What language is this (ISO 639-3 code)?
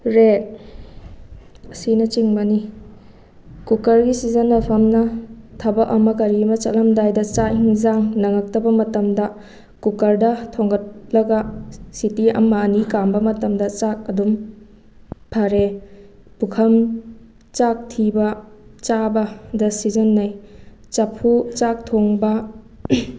mni